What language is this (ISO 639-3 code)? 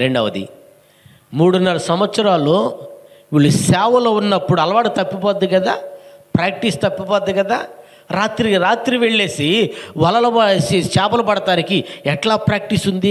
tel